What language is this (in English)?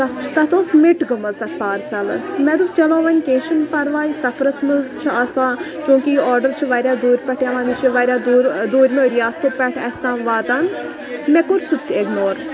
Kashmiri